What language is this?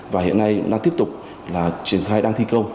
Vietnamese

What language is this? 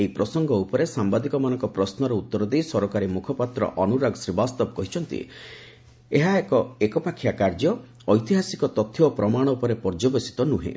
Odia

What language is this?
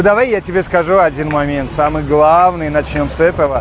Russian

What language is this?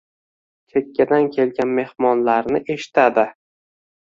Uzbek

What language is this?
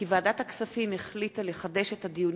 Hebrew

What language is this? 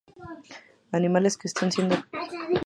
Spanish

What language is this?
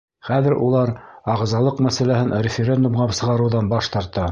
Bashkir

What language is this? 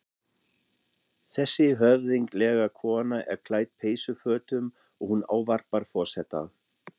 Icelandic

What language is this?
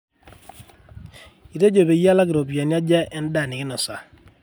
Masai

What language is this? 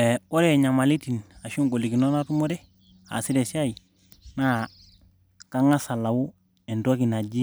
Masai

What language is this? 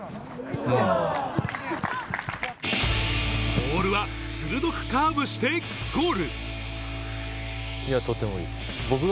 Japanese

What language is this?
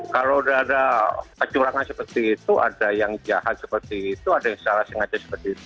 Indonesian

